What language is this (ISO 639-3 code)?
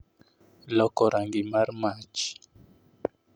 luo